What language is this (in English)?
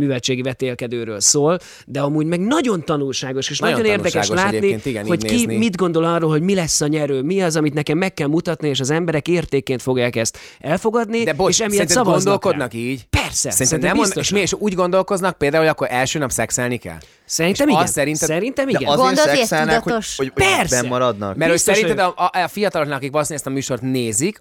Hungarian